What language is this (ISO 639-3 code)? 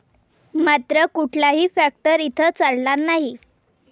mar